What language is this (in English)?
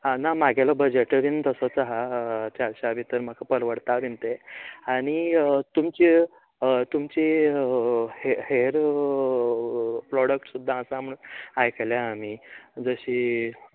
Konkani